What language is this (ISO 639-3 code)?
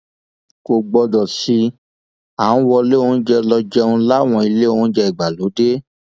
yor